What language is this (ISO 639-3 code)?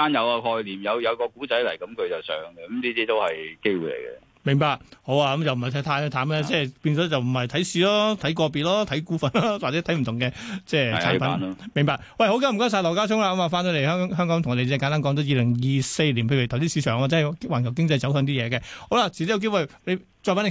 zho